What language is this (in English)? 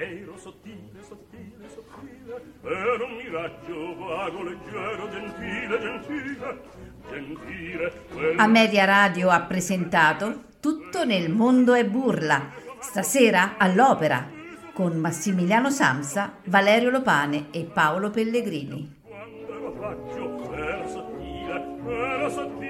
Italian